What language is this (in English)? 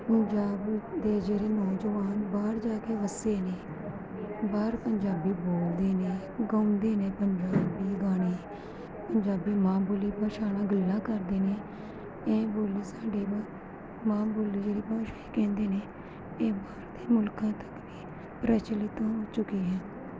Punjabi